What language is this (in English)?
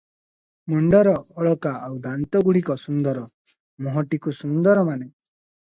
Odia